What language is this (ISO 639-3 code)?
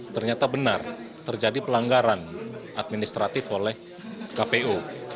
ind